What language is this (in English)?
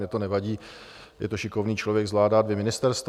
Czech